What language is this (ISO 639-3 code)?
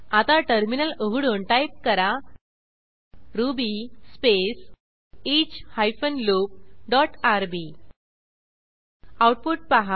mar